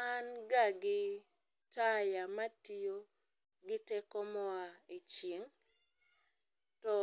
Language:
Luo (Kenya and Tanzania)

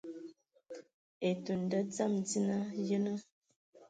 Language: Ewondo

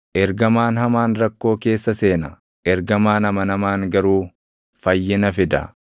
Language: Oromo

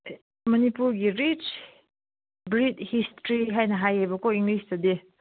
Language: Manipuri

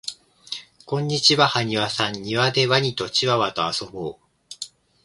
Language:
Japanese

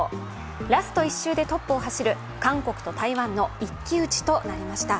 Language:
Japanese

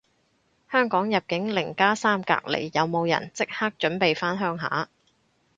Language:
Cantonese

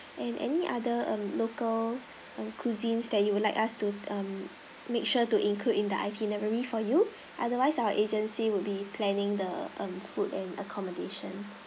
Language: English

